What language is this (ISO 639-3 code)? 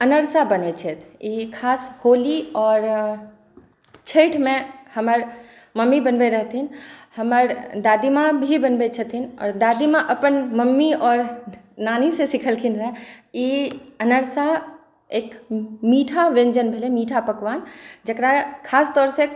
mai